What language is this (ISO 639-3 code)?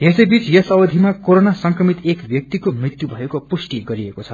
nep